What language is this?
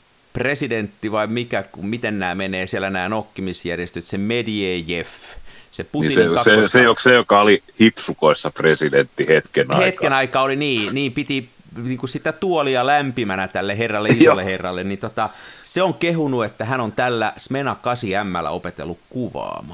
Finnish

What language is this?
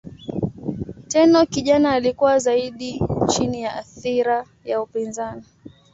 Swahili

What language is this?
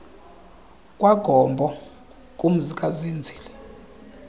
Xhosa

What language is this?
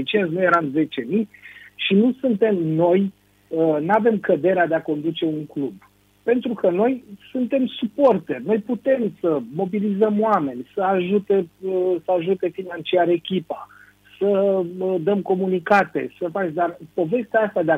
Romanian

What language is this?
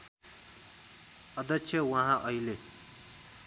Nepali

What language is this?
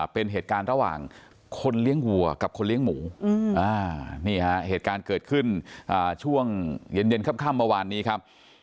Thai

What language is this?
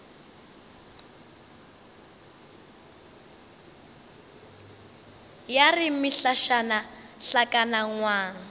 Northern Sotho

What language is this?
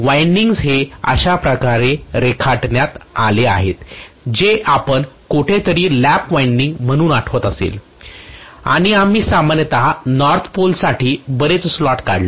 Marathi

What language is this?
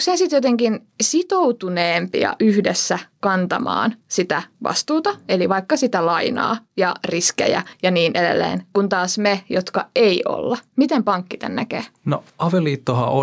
Finnish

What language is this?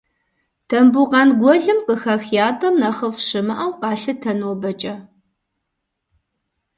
Kabardian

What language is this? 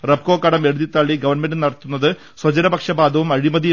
Malayalam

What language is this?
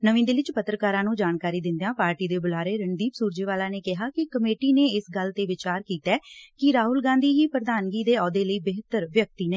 Punjabi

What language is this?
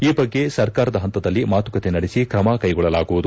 Kannada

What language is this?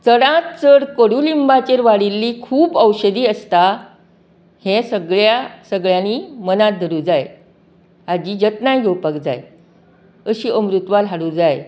Konkani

